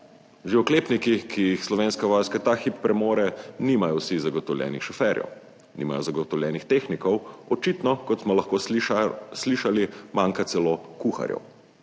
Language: Slovenian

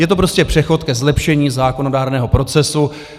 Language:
Czech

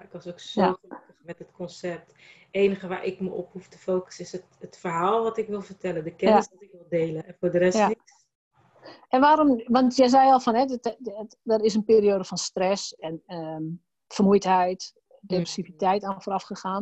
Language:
Dutch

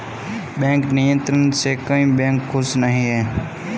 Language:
Hindi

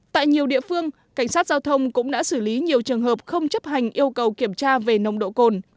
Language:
Vietnamese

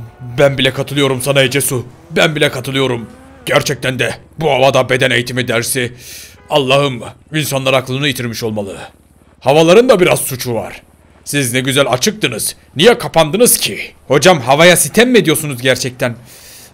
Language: Turkish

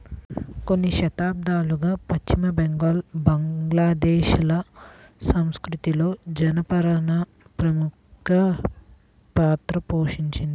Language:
Telugu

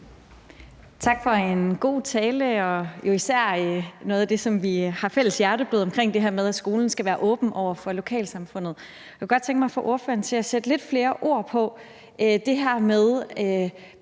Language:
Danish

